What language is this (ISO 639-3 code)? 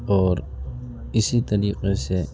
urd